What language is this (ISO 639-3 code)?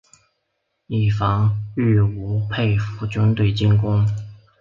zho